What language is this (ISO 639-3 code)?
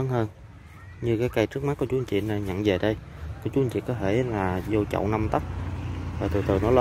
vie